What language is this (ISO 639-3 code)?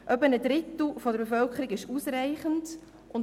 gsw